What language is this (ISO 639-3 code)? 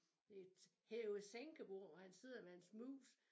dan